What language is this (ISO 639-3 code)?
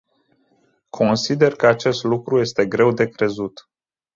ron